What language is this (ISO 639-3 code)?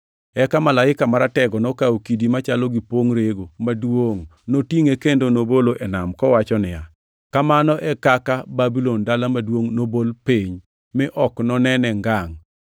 luo